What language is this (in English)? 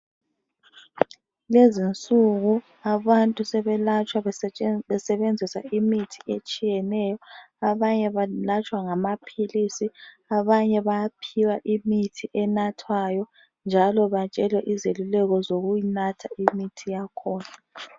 North Ndebele